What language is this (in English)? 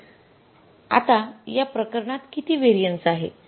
Marathi